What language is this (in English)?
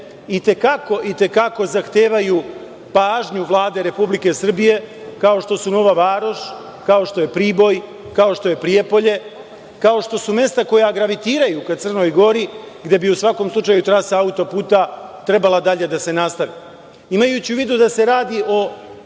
Serbian